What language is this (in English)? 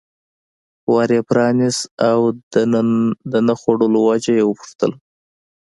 Pashto